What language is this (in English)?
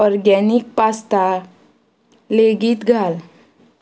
Konkani